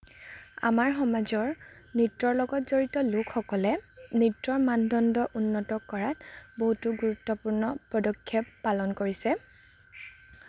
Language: Assamese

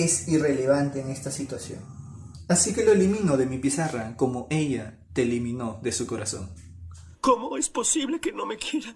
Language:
Spanish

